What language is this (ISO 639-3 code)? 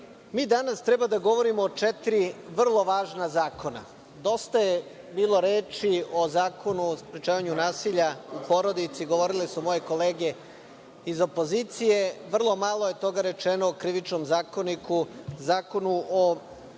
srp